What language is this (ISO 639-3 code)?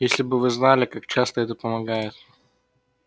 rus